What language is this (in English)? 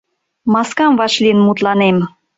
Mari